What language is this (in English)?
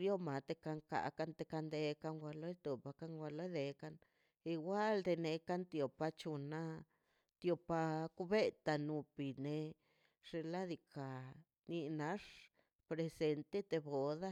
Mazaltepec Zapotec